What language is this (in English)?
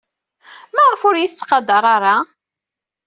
Kabyle